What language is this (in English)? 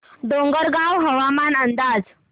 Marathi